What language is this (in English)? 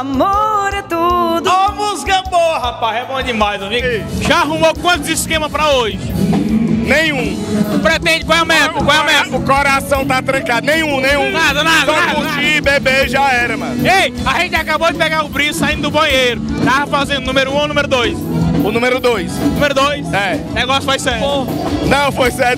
Portuguese